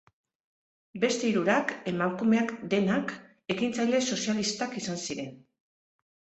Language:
Basque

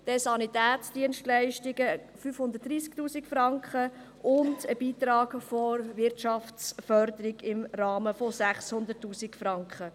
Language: Swiss German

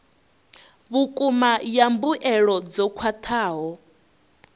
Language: Venda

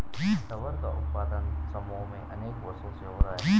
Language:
Hindi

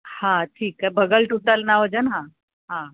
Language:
Sindhi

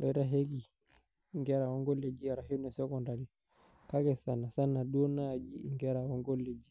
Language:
Masai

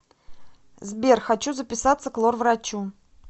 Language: Russian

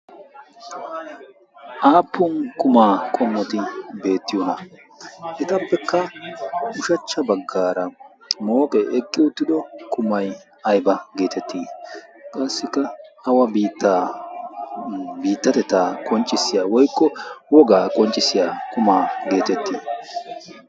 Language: Wolaytta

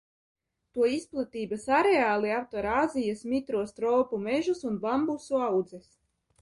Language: Latvian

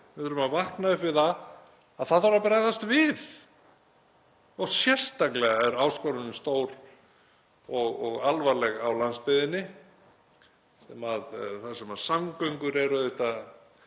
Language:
Icelandic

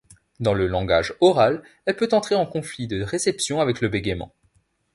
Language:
French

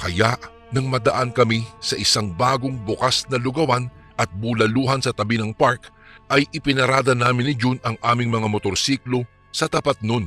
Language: Filipino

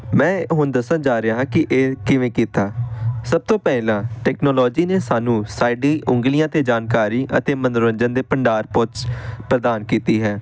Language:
Punjabi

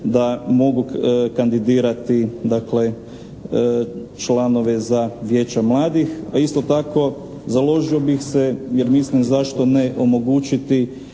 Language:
Croatian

